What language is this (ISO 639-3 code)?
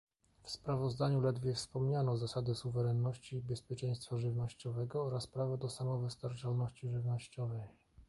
pol